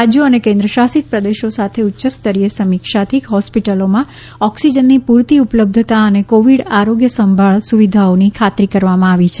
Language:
Gujarati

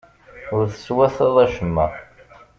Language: Kabyle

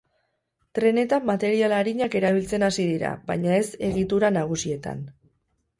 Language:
Basque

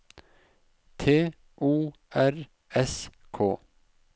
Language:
Norwegian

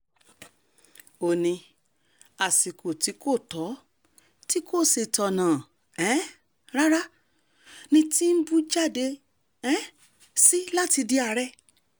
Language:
Yoruba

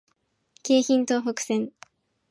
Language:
Japanese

